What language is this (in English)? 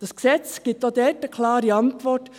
Swiss German